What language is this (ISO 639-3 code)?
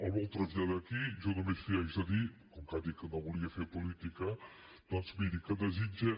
cat